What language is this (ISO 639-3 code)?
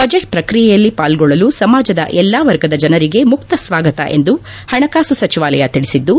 kan